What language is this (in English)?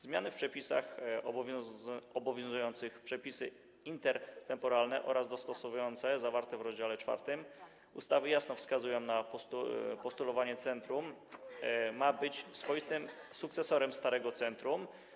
Polish